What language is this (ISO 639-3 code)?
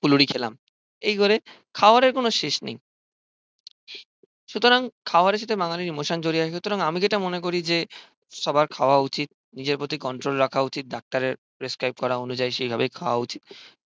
ben